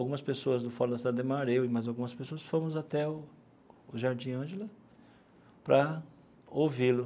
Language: Portuguese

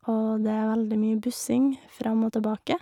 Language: Norwegian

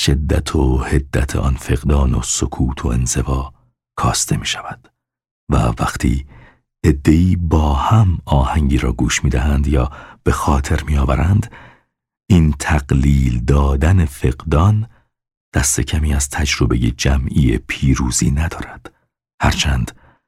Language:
Persian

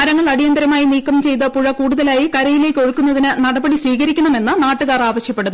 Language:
Malayalam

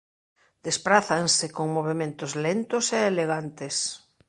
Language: Galician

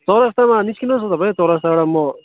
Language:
Nepali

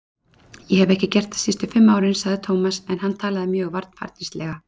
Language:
Icelandic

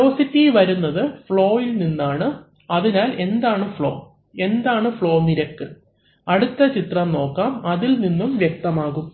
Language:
Malayalam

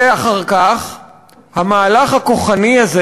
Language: Hebrew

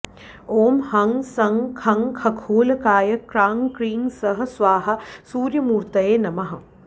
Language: Sanskrit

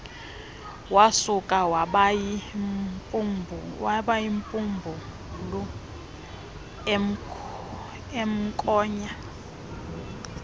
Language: Xhosa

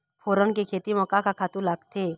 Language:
Chhattisgarhi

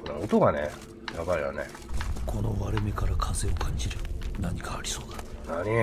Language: Japanese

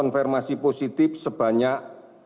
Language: Indonesian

